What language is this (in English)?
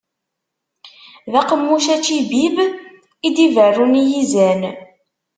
Kabyle